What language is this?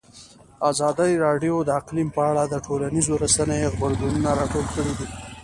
Pashto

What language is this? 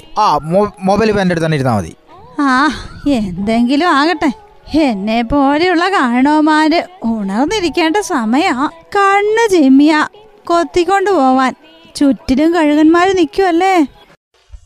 Malayalam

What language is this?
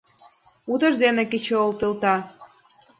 Mari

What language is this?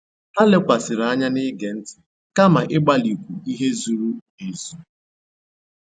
Igbo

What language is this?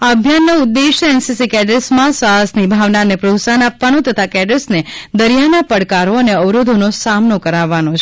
Gujarati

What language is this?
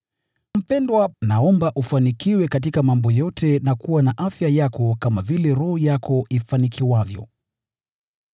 Swahili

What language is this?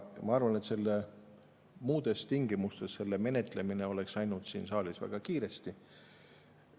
Estonian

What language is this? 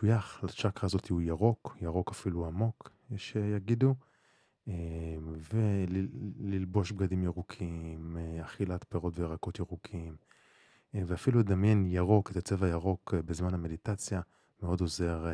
Hebrew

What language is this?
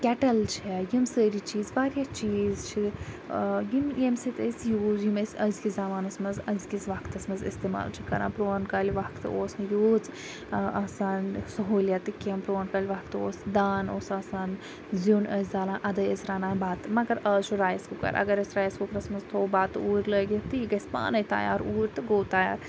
Kashmiri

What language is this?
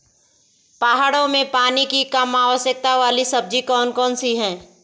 Hindi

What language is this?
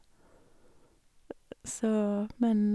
Norwegian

